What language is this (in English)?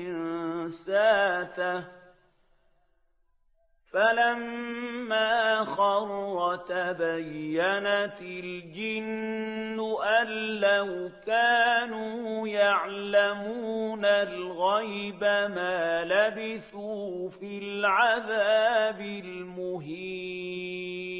Arabic